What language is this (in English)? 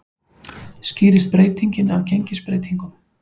Icelandic